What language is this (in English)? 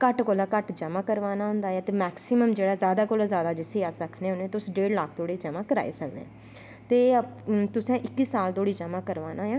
Dogri